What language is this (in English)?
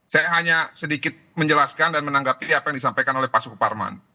Indonesian